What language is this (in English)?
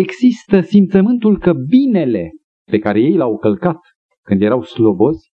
Romanian